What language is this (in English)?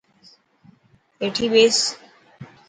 Dhatki